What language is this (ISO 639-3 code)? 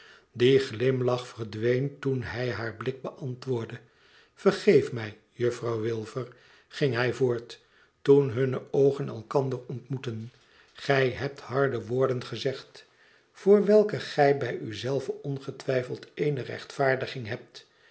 nld